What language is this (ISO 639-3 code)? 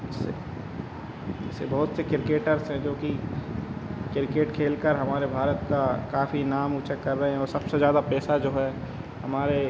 hin